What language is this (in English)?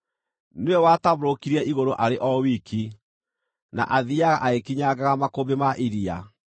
Kikuyu